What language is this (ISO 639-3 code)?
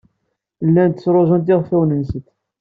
kab